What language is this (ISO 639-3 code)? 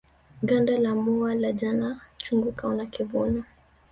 swa